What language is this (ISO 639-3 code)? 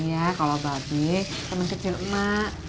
ind